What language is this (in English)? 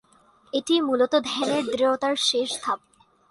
Bangla